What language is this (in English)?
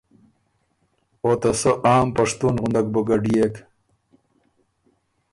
Ormuri